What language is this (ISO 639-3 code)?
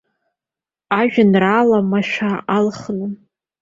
abk